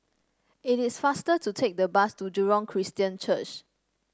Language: English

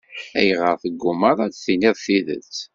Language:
Kabyle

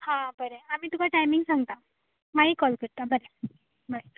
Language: Konkani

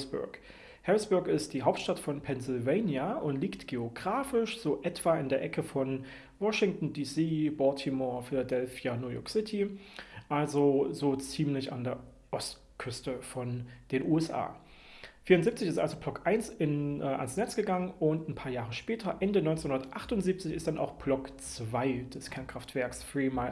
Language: German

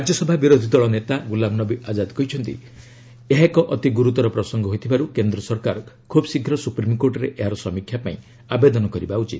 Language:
Odia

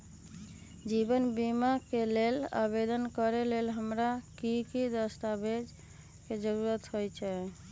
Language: Magahi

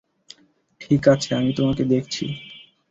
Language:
Bangla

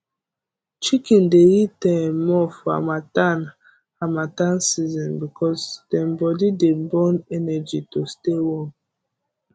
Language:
Nigerian Pidgin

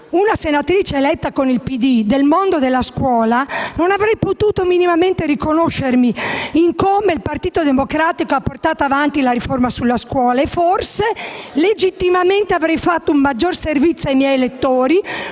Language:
Italian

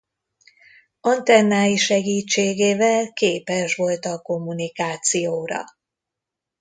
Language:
Hungarian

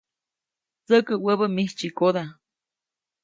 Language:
Copainalá Zoque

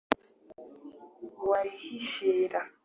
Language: Kinyarwanda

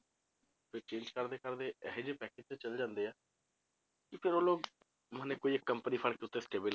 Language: Punjabi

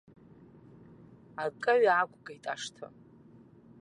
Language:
Abkhazian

